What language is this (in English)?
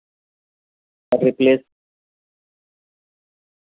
Urdu